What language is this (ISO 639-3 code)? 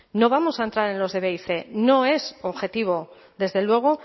spa